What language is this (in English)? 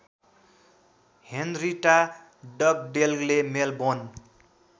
Nepali